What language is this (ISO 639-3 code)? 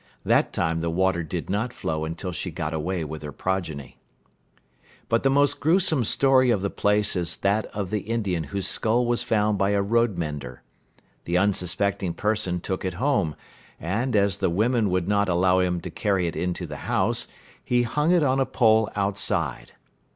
eng